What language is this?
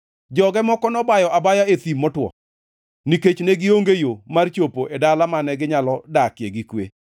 Luo (Kenya and Tanzania)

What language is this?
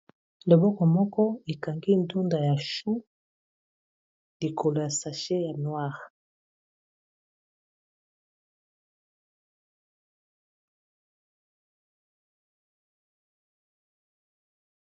Lingala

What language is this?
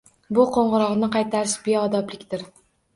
Uzbek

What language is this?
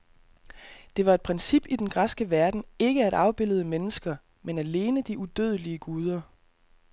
Danish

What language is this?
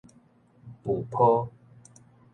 Min Nan Chinese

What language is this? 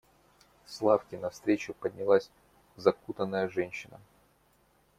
Russian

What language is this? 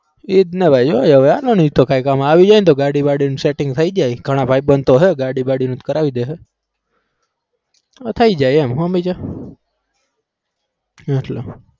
Gujarati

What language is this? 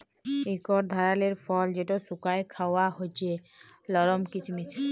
Bangla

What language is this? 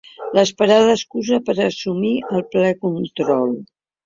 Catalan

